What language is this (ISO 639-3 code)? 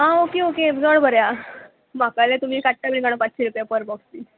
kok